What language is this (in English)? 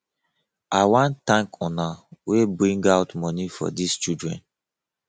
Nigerian Pidgin